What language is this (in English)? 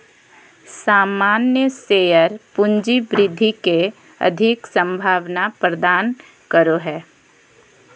Magahi